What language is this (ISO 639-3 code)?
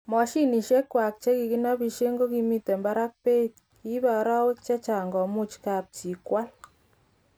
kln